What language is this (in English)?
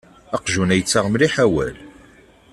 Kabyle